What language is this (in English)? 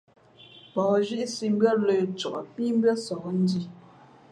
Fe'fe'